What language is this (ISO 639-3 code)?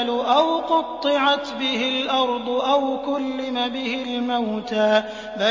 ara